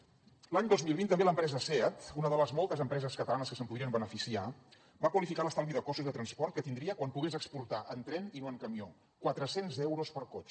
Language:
Catalan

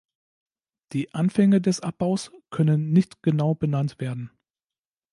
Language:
German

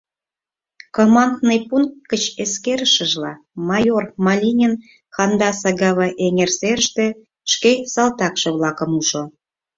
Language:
Mari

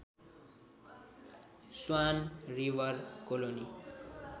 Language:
Nepali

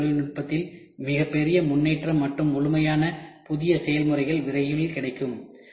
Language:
Tamil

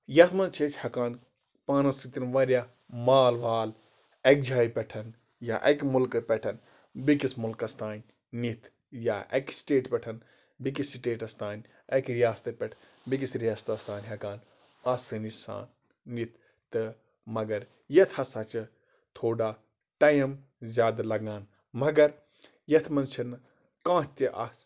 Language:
Kashmiri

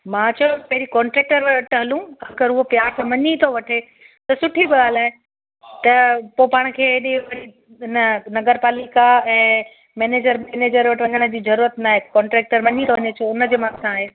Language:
Sindhi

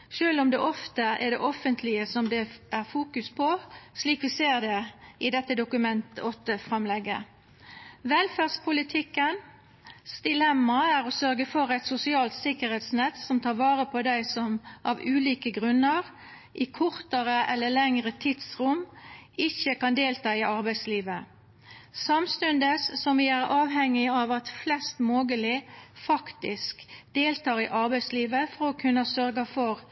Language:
Norwegian Nynorsk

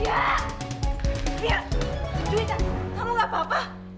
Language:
Indonesian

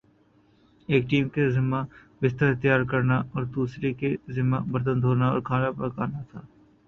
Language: Urdu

